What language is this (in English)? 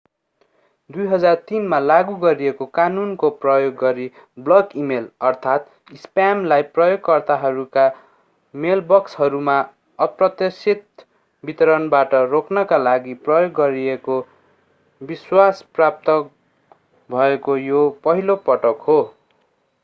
Nepali